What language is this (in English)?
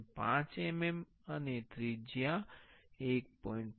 Gujarati